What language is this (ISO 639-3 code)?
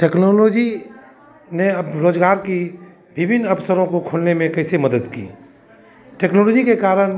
hin